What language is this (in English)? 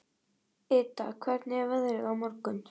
Icelandic